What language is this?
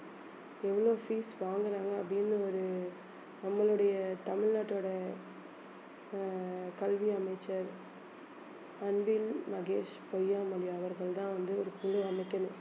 Tamil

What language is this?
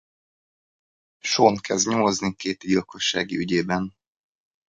Hungarian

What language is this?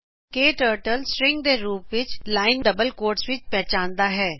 Punjabi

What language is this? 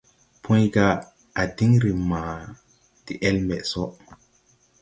Tupuri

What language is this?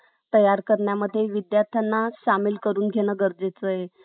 Marathi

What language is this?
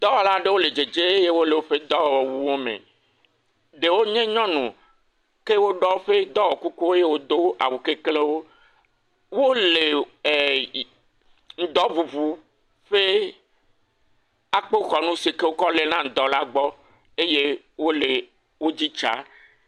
Ewe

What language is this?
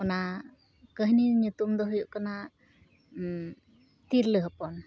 Santali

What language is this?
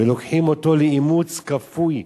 Hebrew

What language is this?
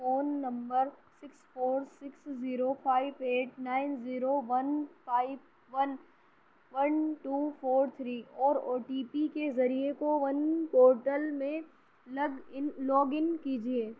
Urdu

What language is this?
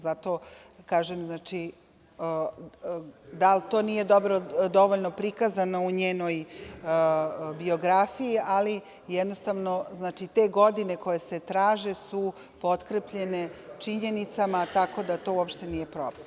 Serbian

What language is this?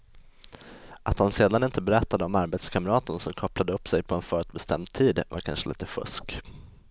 Swedish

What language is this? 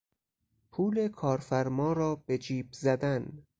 Persian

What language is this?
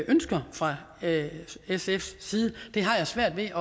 Danish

